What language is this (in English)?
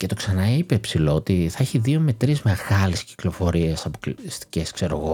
Greek